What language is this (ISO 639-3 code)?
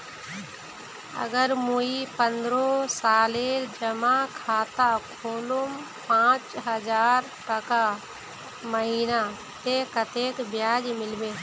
mag